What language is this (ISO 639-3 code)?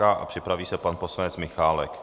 ces